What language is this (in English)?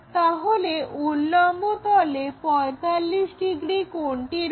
Bangla